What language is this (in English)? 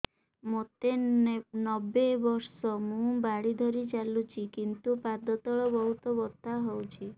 Odia